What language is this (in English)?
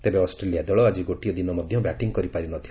Odia